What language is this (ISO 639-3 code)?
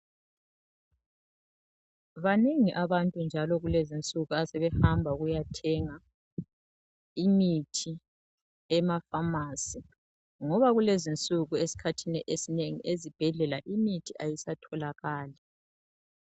nde